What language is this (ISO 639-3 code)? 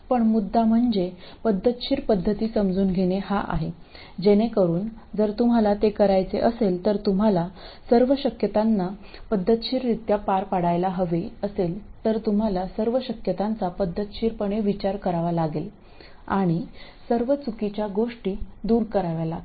mar